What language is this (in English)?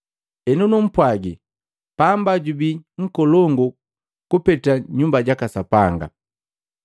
Matengo